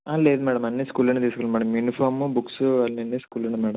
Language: Telugu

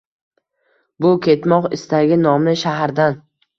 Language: Uzbek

